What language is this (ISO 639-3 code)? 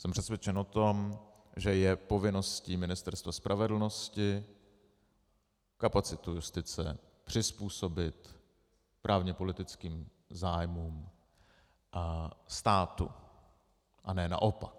ces